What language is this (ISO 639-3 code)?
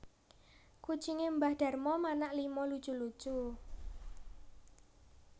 jav